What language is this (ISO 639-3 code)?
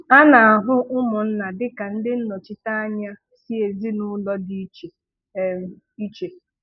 ibo